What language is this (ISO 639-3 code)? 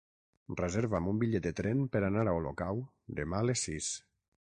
cat